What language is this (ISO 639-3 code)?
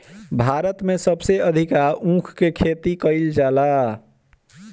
bho